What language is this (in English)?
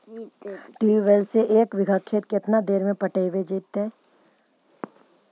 Magahi